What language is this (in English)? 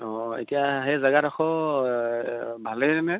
Assamese